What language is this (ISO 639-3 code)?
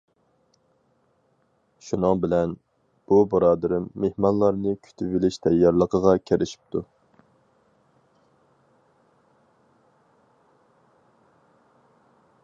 uig